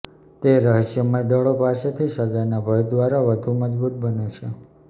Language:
Gujarati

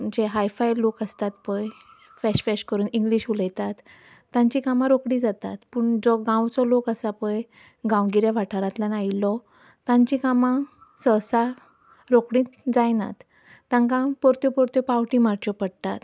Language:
Konkani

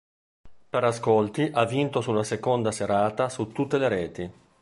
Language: Italian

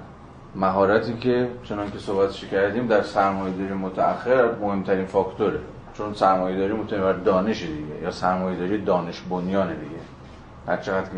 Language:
Persian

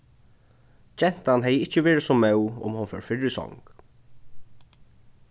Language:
Faroese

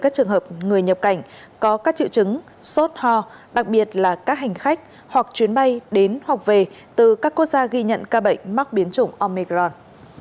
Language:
Vietnamese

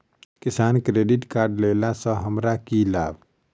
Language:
Maithili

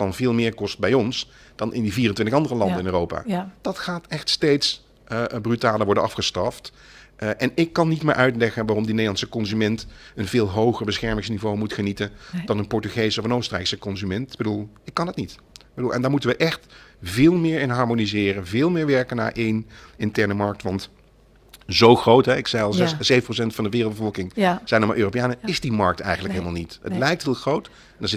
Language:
Dutch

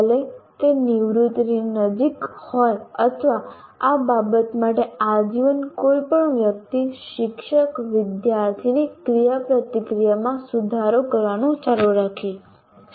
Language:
Gujarati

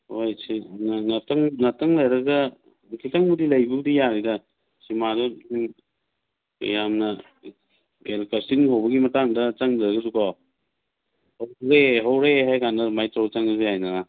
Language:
Manipuri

